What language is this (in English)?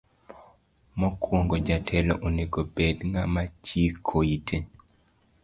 Luo (Kenya and Tanzania)